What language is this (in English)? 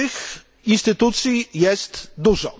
Polish